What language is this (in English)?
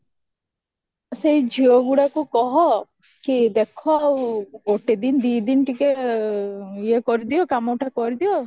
Odia